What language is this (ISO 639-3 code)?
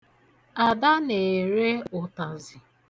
ibo